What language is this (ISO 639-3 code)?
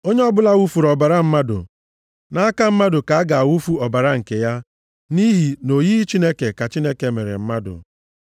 ibo